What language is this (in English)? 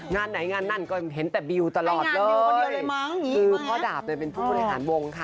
Thai